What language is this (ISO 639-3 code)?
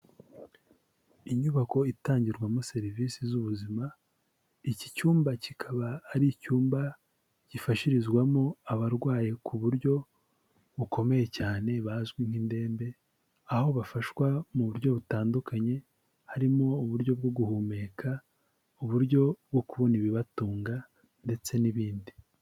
kin